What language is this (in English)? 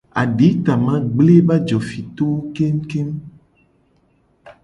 Gen